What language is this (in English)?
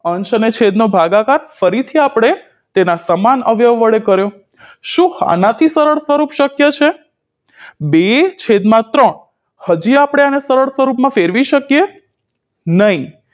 Gujarati